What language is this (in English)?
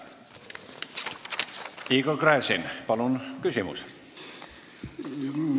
Estonian